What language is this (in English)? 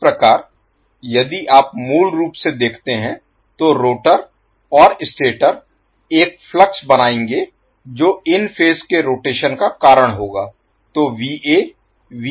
Hindi